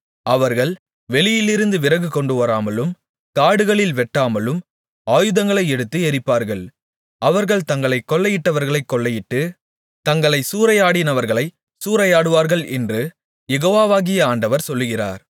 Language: Tamil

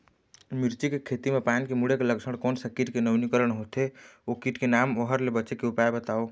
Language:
Chhattisgarhi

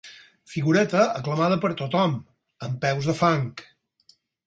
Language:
Catalan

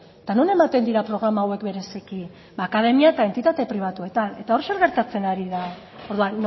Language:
Basque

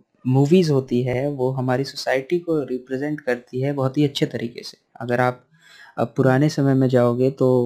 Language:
Hindi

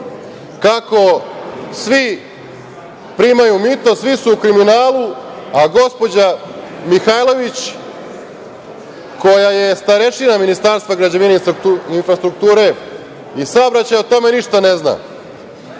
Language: Serbian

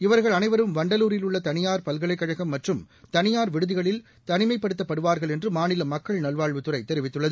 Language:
Tamil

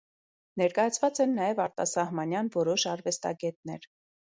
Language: Armenian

